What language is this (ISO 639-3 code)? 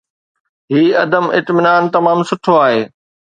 snd